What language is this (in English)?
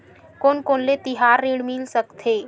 Chhattisgarhi